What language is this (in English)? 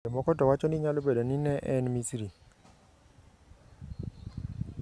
Luo (Kenya and Tanzania)